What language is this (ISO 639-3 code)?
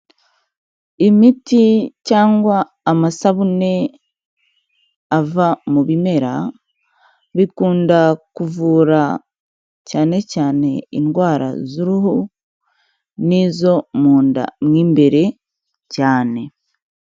kin